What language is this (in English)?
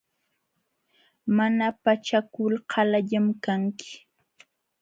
Jauja Wanca Quechua